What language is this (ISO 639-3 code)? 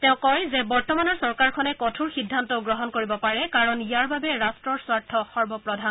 asm